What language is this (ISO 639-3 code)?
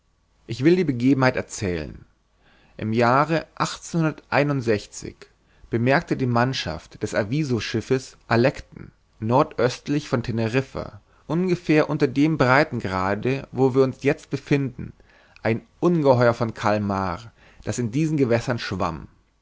deu